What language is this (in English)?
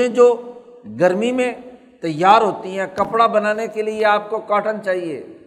Urdu